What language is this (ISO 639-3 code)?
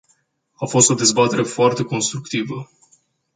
ron